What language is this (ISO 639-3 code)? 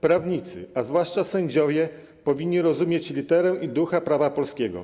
pol